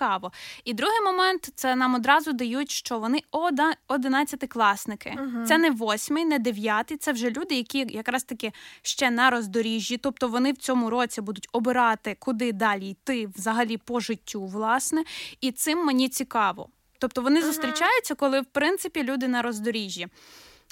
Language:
Ukrainian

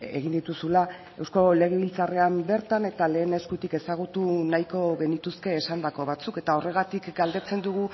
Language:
Basque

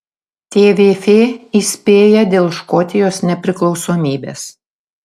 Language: Lithuanian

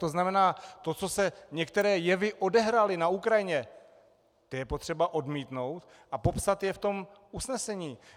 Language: Czech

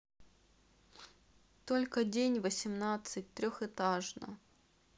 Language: Russian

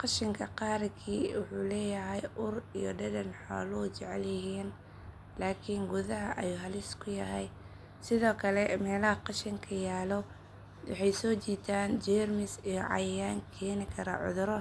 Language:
Somali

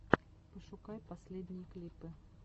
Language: Russian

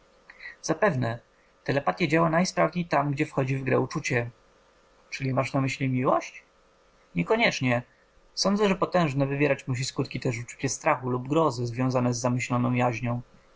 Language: Polish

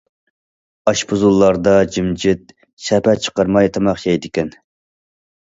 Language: Uyghur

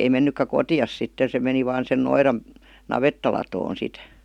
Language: Finnish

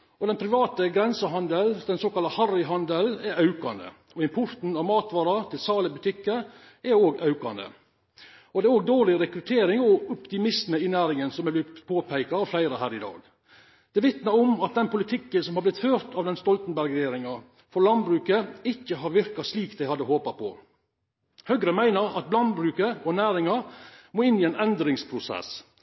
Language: Norwegian Nynorsk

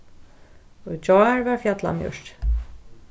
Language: Faroese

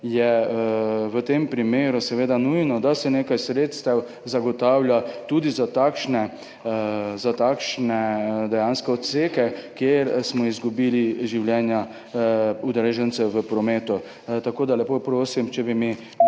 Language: Slovenian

